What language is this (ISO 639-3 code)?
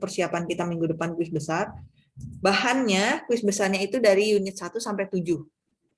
ind